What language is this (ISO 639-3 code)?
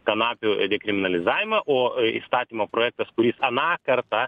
lit